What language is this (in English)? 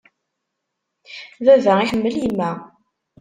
Kabyle